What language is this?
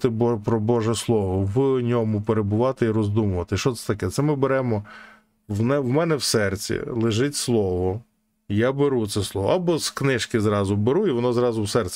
Ukrainian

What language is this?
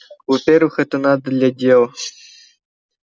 Russian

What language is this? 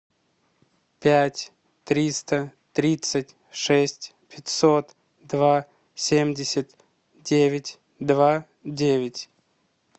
Russian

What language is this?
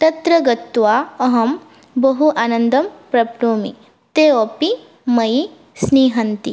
Sanskrit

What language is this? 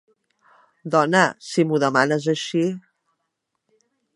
Catalan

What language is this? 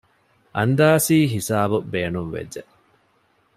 Divehi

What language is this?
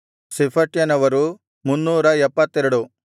Kannada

